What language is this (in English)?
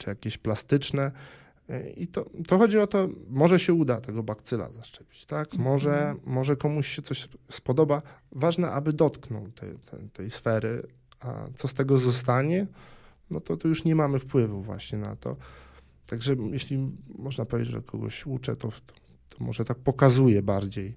Polish